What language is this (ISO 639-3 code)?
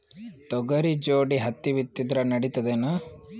kan